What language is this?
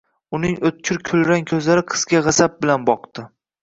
Uzbek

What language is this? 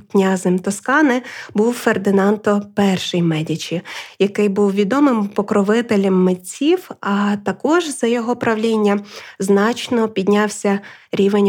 Ukrainian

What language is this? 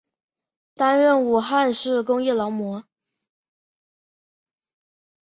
Chinese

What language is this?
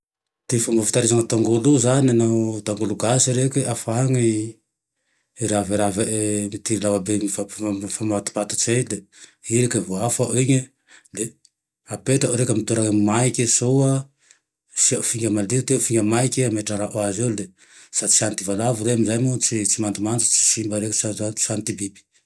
Tandroy-Mahafaly Malagasy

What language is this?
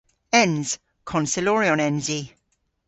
Cornish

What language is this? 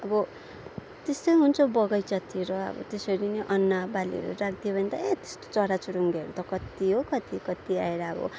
Nepali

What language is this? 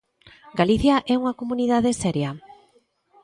Galician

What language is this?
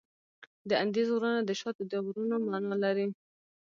Pashto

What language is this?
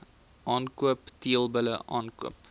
Afrikaans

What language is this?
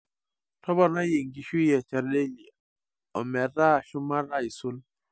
Masai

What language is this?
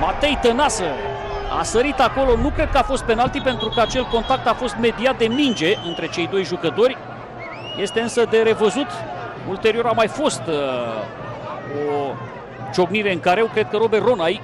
Romanian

